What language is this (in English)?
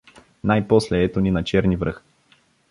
Bulgarian